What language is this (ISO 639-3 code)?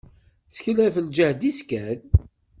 kab